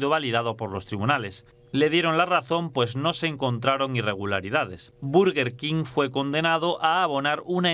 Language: Spanish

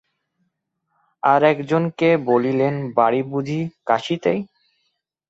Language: Bangla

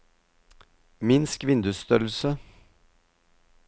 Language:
Norwegian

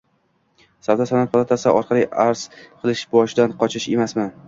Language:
Uzbek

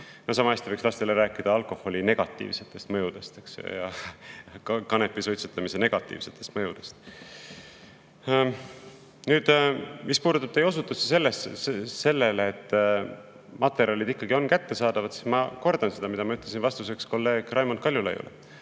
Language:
Estonian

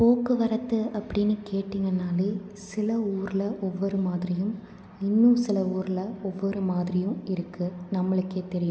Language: Tamil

